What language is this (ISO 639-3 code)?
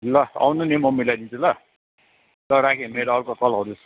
nep